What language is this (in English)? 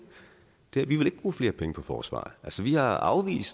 Danish